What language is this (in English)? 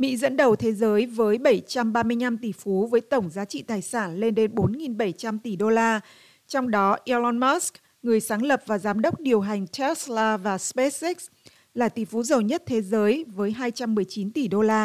Vietnamese